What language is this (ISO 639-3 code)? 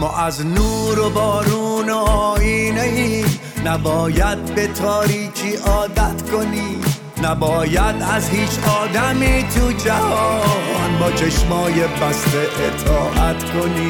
fas